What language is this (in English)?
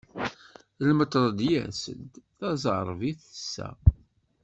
Kabyle